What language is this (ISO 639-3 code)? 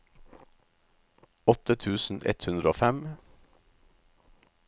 nor